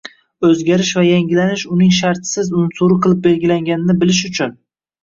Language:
Uzbek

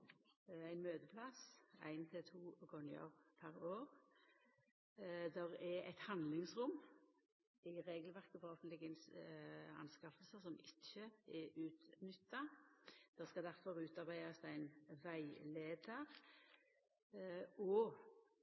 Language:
Norwegian Nynorsk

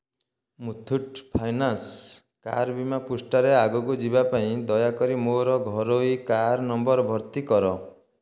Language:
Odia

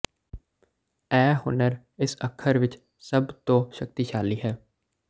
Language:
Punjabi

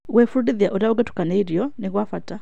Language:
Kikuyu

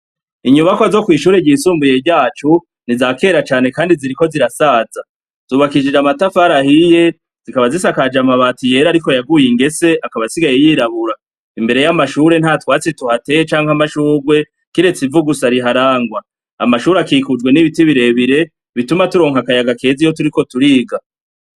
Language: Rundi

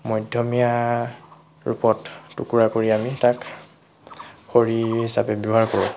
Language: Assamese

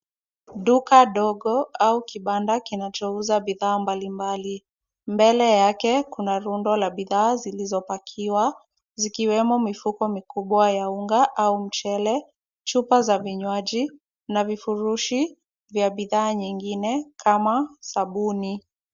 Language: Swahili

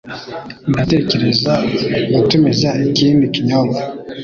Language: Kinyarwanda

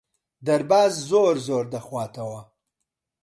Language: Central Kurdish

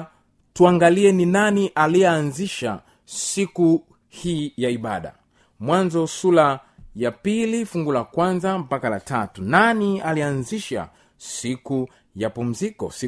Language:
Swahili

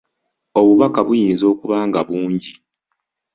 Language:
Ganda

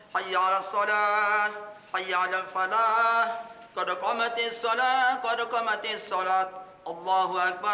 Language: Indonesian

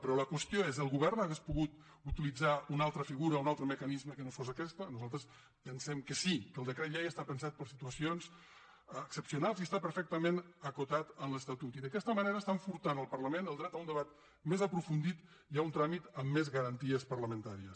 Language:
Catalan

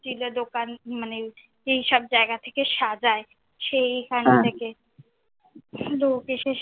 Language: Bangla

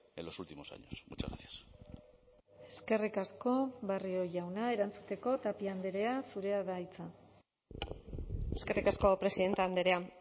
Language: Basque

